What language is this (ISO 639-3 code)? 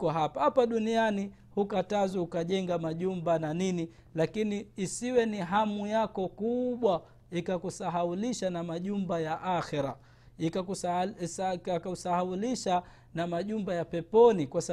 swa